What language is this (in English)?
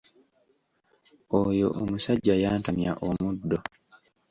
Ganda